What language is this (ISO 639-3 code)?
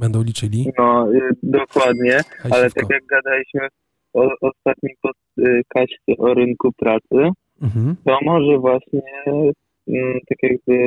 pol